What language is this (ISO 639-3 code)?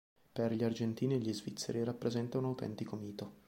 ita